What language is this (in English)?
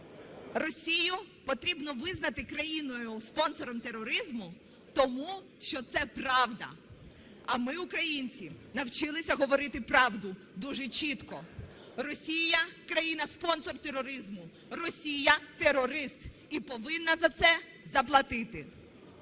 Ukrainian